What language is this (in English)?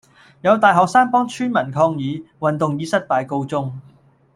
Cantonese